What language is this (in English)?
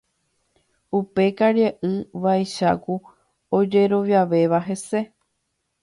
Guarani